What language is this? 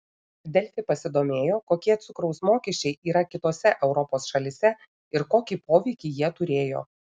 Lithuanian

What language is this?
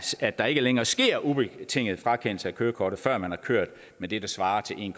Danish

